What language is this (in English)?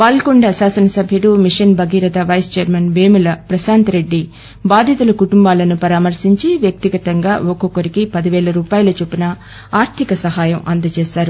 Telugu